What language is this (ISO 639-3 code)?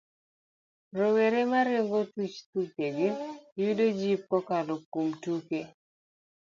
luo